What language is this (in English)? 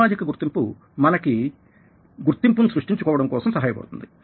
Telugu